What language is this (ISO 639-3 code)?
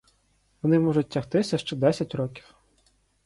ukr